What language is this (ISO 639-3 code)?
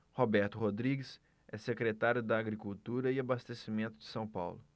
por